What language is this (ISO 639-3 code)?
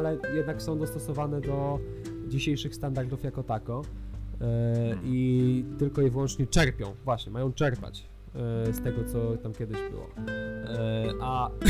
pol